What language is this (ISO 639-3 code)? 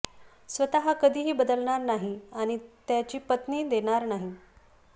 mar